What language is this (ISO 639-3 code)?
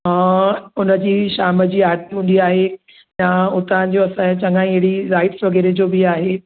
snd